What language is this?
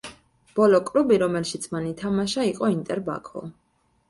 Georgian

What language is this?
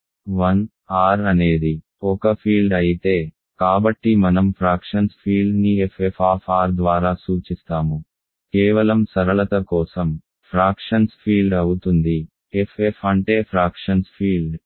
Telugu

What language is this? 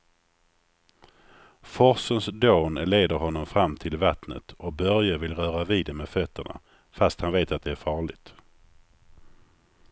Swedish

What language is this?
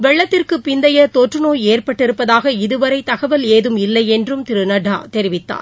Tamil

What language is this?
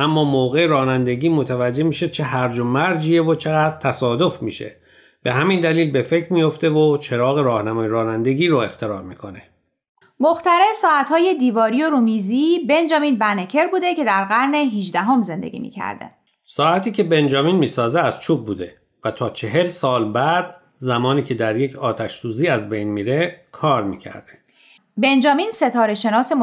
Persian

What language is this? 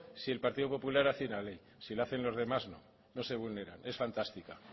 Spanish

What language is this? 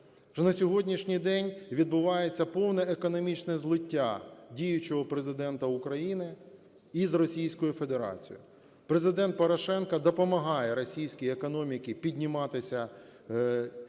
Ukrainian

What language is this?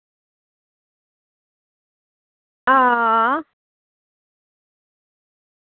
Dogri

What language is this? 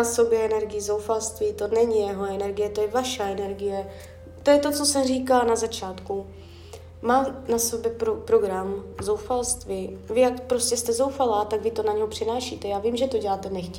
Czech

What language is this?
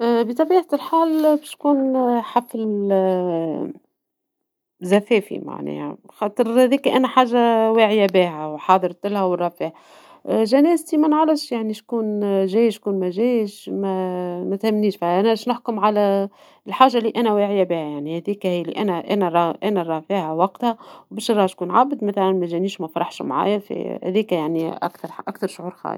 Tunisian Arabic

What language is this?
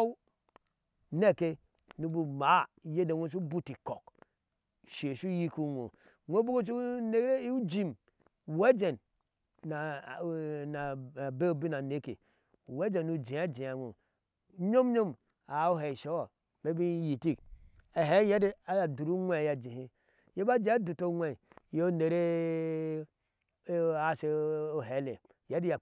Ashe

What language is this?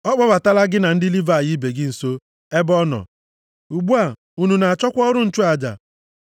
Igbo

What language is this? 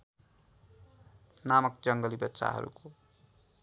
Nepali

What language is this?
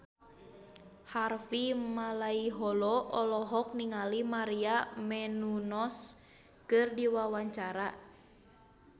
Sundanese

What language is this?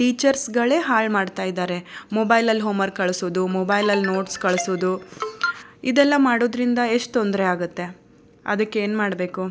Kannada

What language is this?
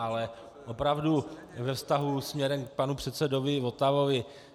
Czech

